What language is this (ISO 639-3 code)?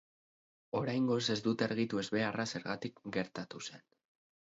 eus